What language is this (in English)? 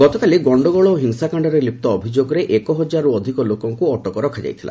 Odia